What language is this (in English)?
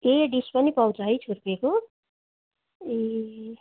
Nepali